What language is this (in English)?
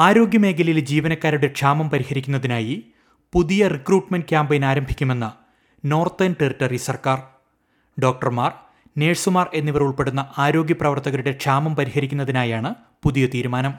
Malayalam